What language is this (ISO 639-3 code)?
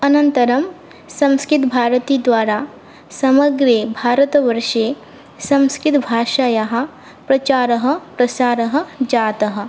san